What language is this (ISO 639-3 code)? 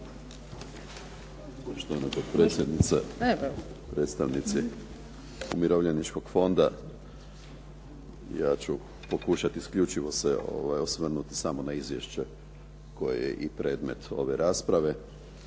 hrv